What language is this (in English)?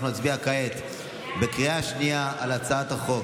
Hebrew